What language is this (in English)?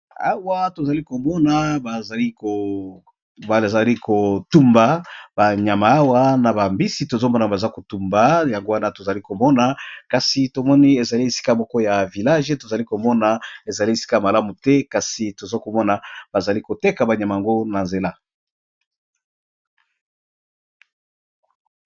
Lingala